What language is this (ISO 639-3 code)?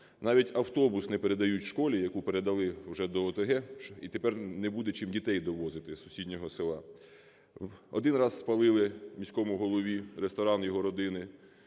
ukr